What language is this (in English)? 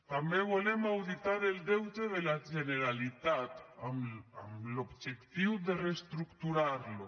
Catalan